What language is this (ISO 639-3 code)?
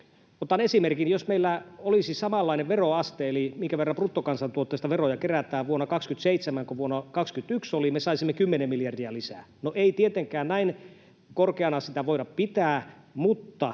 fin